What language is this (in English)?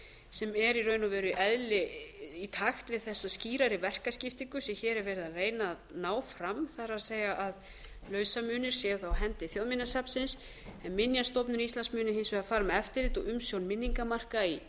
Icelandic